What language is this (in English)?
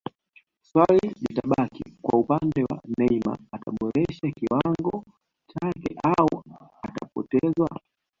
Swahili